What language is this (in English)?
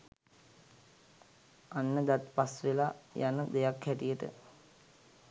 Sinhala